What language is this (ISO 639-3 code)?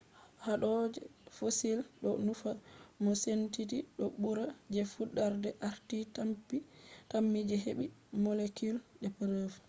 ful